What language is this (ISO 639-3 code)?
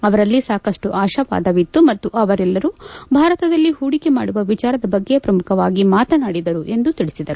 kan